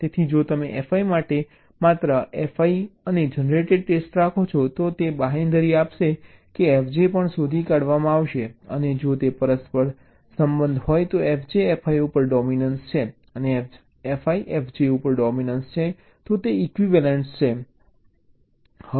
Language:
Gujarati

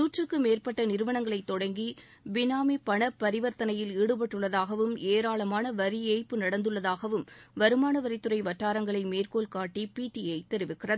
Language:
Tamil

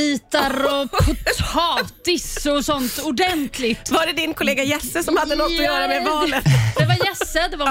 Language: Swedish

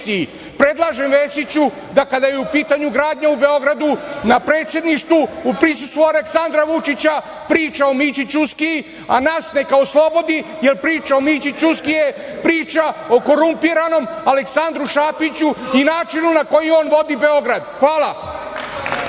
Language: Serbian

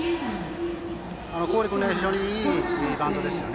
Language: Japanese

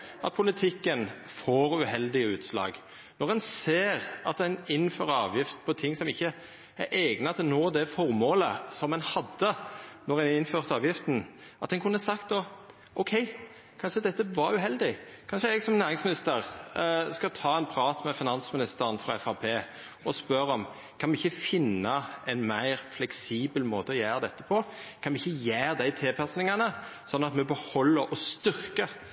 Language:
Norwegian Nynorsk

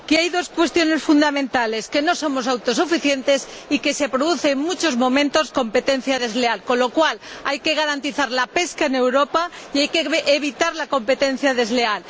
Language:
Spanish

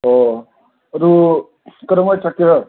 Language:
Manipuri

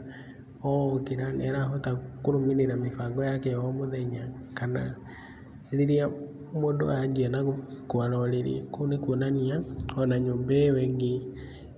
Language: Kikuyu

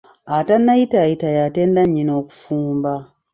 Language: Ganda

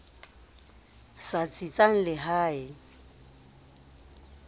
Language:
Southern Sotho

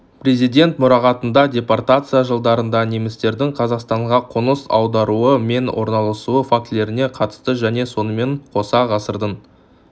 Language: Kazakh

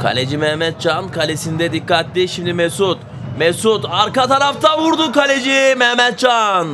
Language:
Turkish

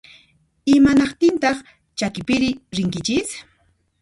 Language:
Puno Quechua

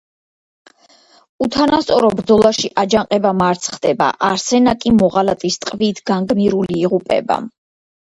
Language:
Georgian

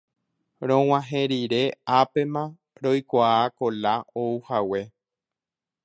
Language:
Guarani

